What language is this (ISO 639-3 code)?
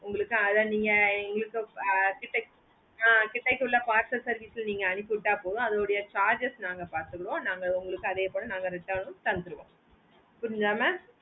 tam